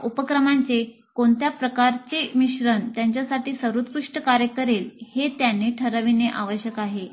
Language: Marathi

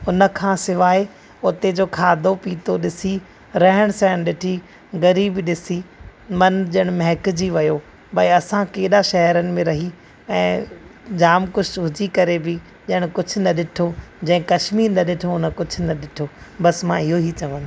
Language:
Sindhi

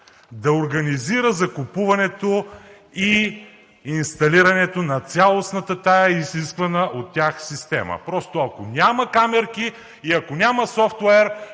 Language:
Bulgarian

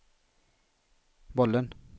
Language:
Swedish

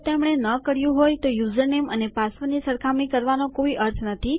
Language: Gujarati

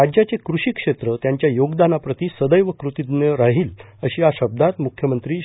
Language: Marathi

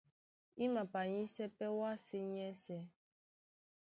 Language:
Duala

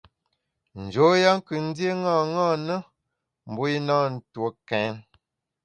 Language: Bamun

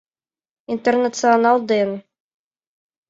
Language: Mari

